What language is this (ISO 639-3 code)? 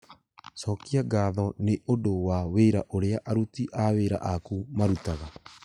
kik